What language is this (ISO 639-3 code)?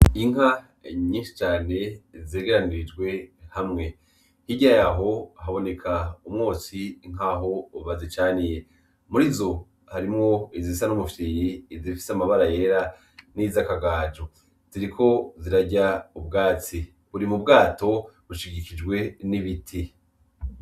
run